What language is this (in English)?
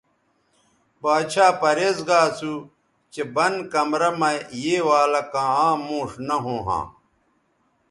Bateri